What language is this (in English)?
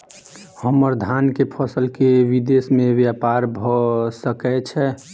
Maithili